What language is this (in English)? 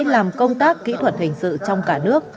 Vietnamese